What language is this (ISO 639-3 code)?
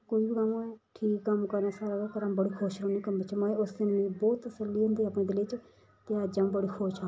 doi